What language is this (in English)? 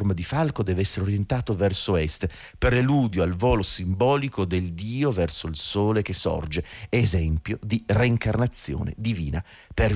Italian